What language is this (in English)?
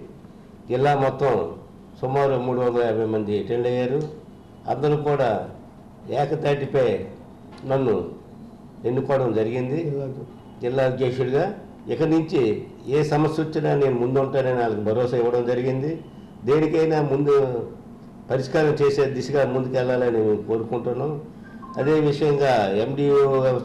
Telugu